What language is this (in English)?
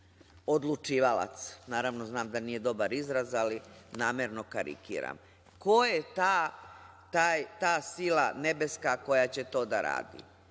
Serbian